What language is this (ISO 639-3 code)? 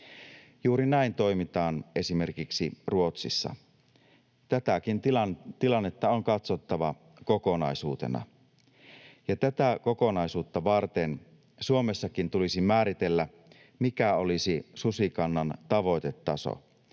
fin